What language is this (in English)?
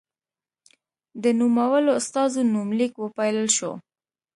Pashto